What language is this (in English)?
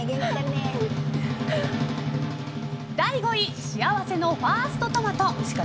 Japanese